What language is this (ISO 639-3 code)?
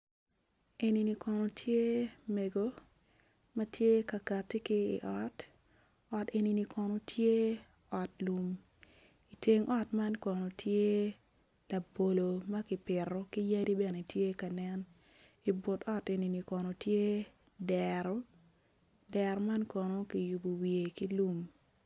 ach